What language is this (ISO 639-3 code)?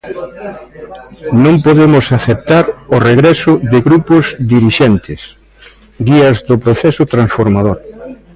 glg